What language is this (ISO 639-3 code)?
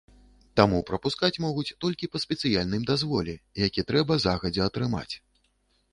bel